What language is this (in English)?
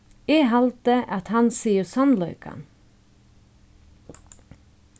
Faroese